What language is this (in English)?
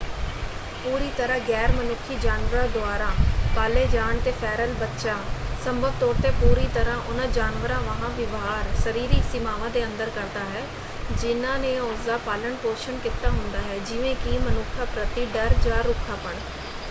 Punjabi